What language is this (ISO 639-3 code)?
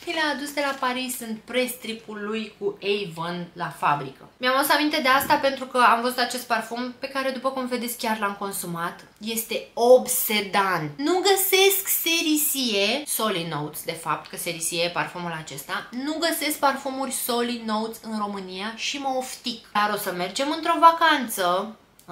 ron